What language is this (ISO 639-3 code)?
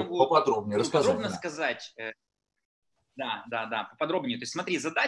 rus